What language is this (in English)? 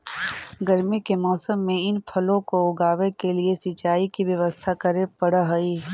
Magahi